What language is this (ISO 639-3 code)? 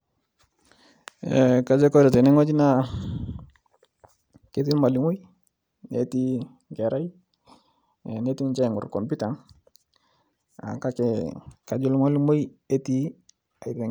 mas